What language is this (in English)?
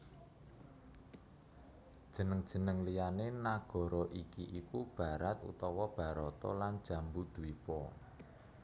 Javanese